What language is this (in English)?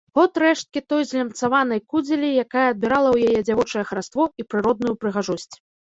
Belarusian